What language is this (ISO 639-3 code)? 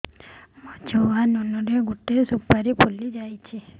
ori